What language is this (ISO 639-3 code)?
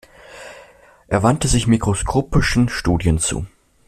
deu